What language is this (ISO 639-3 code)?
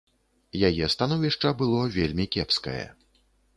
bel